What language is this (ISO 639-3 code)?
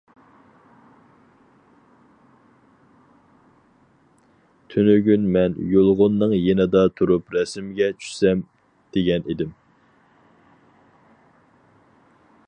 uig